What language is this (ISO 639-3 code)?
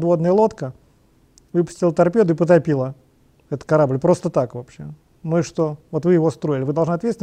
rus